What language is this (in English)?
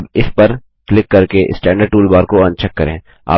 Hindi